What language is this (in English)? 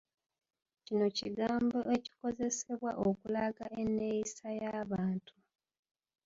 Ganda